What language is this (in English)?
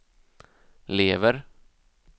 Swedish